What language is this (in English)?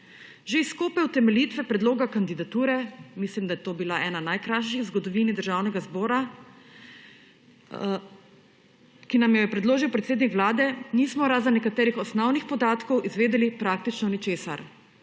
Slovenian